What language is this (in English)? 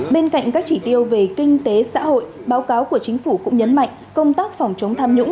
Vietnamese